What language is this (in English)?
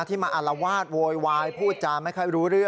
Thai